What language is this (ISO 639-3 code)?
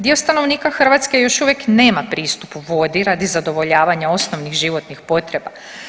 hrv